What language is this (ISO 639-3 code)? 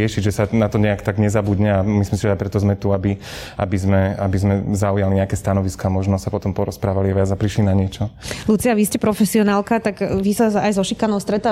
slk